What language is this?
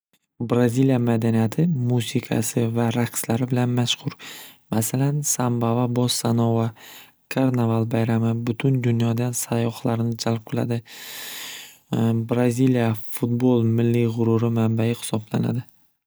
Uzbek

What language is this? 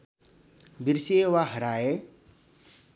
Nepali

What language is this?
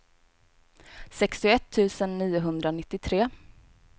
Swedish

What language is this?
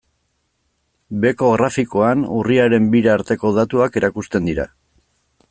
Basque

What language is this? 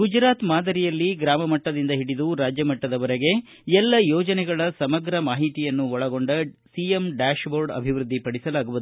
Kannada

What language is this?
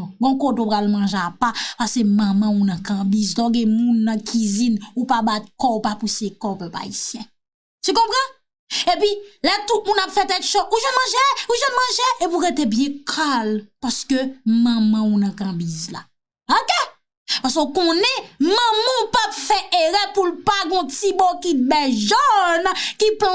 French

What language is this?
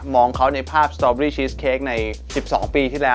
Thai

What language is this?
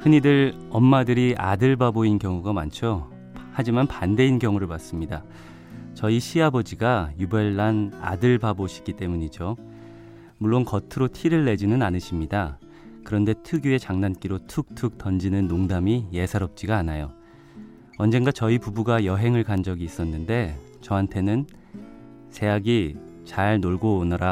Korean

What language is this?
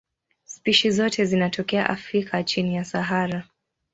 Swahili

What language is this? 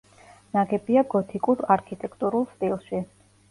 Georgian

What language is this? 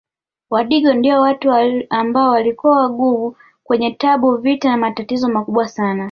Swahili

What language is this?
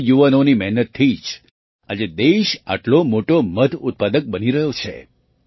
Gujarati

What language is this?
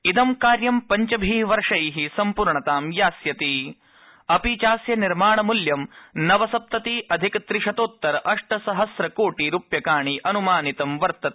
Sanskrit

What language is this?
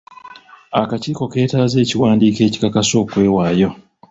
Ganda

